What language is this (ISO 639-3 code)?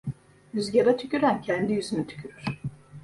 tur